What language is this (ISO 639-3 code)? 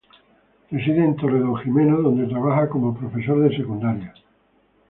spa